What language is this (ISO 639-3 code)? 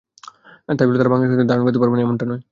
ben